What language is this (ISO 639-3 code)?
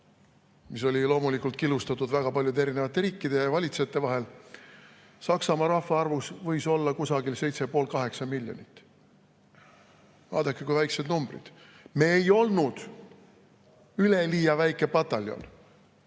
est